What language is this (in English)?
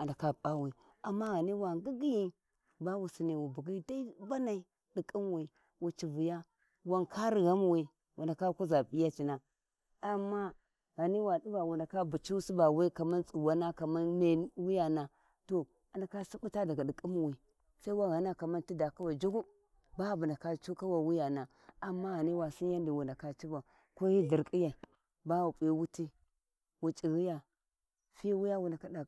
Warji